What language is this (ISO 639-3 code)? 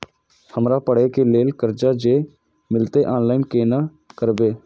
mai